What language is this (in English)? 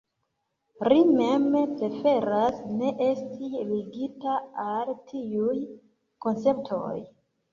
Esperanto